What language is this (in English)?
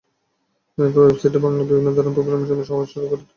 Bangla